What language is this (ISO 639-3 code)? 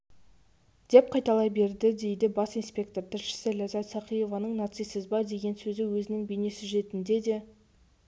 kaz